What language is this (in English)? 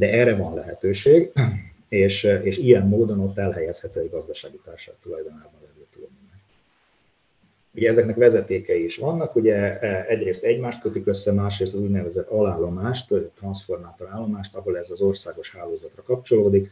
Hungarian